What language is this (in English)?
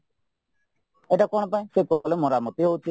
Odia